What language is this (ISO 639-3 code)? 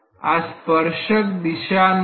guj